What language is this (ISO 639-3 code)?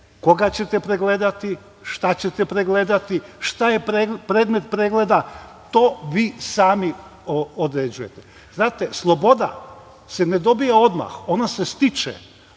srp